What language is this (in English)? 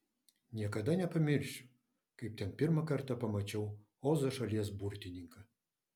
Lithuanian